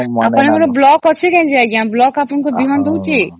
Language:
Odia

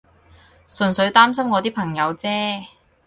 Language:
Cantonese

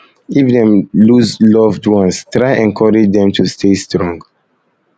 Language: Nigerian Pidgin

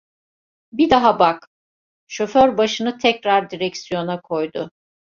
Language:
Turkish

